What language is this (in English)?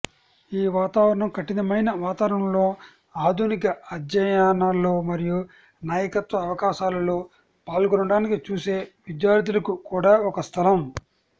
Telugu